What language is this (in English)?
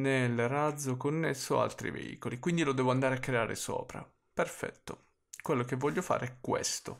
Italian